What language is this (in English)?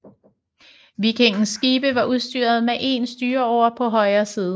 Danish